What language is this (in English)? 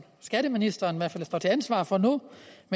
Danish